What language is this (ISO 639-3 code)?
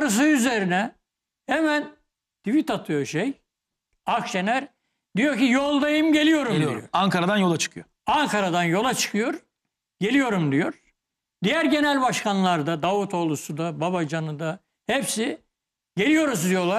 tur